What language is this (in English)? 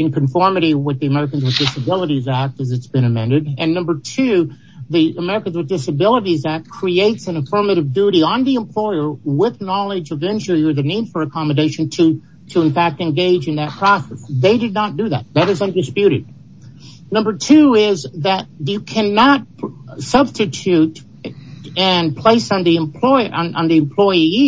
English